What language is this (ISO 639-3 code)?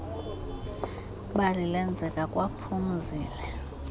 xho